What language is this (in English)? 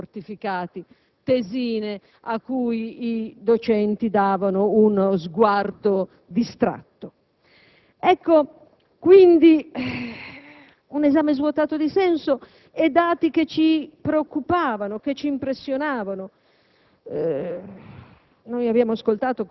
Italian